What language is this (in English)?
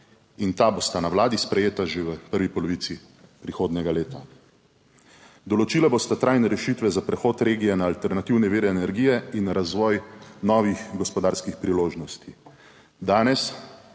Slovenian